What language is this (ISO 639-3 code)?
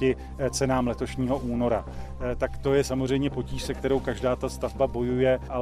ces